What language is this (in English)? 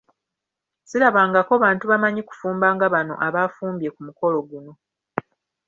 Ganda